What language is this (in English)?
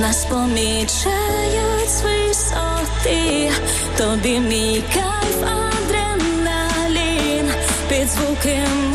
Ukrainian